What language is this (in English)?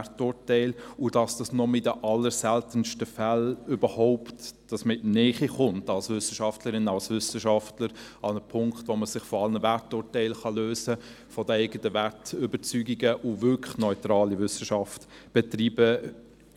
Swiss German